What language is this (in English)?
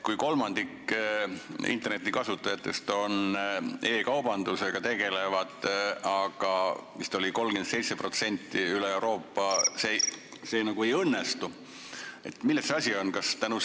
Estonian